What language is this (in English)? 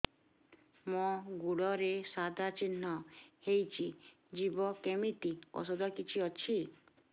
Odia